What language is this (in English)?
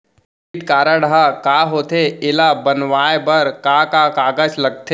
Chhattisgarhi